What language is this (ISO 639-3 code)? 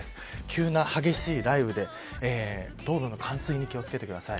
jpn